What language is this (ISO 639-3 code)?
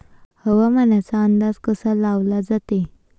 mar